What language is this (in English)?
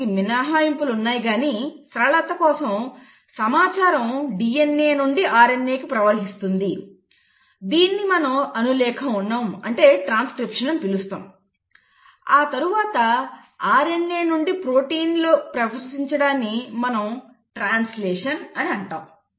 Telugu